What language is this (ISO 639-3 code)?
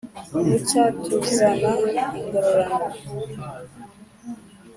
kin